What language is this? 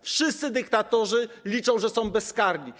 Polish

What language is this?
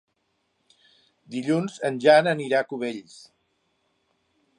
Catalan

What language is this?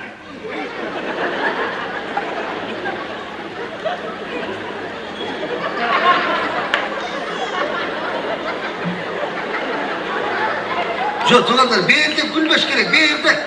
Turkish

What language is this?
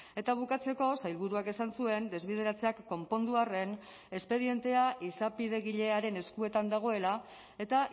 Basque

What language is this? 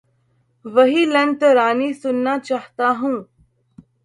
Urdu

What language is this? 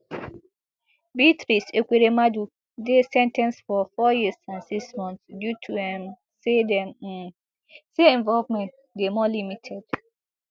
Nigerian Pidgin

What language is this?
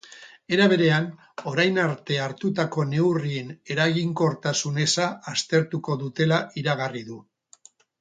Basque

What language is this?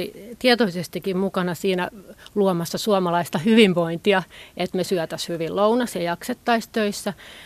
Finnish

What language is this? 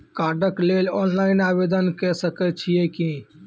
Maithili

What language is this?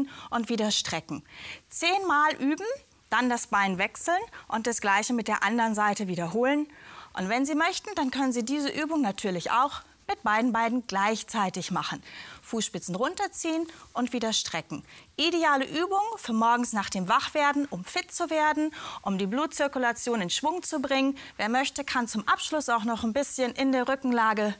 German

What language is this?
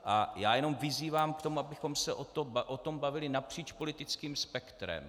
Czech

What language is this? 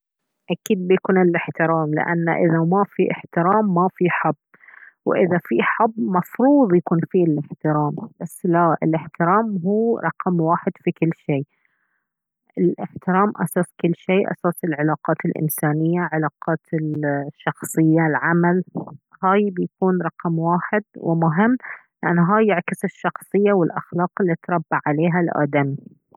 Baharna Arabic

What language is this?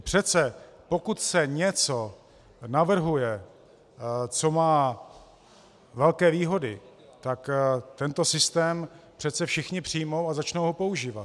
Czech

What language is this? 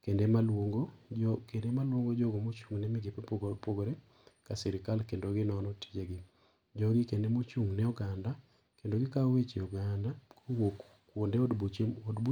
Luo (Kenya and Tanzania)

